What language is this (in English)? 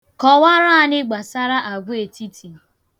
Igbo